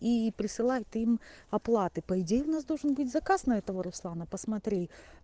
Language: Russian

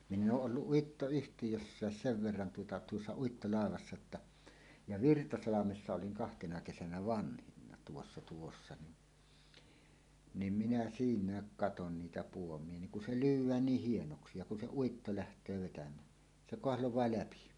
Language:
Finnish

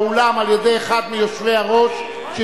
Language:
Hebrew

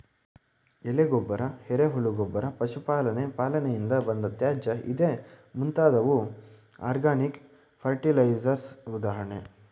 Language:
Kannada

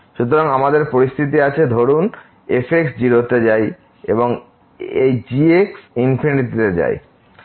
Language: Bangla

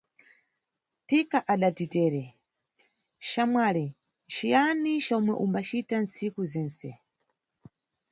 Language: Nyungwe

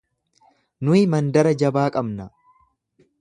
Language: Oromo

